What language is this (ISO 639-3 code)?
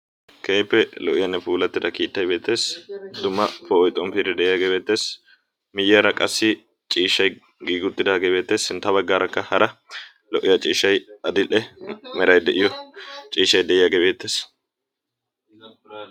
wal